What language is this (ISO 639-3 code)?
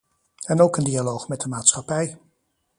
nld